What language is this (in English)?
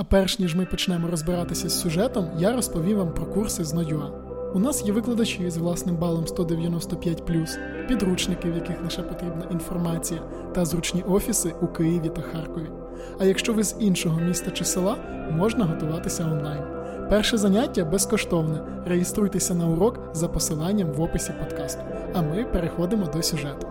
Ukrainian